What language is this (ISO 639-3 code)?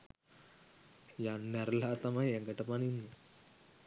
sin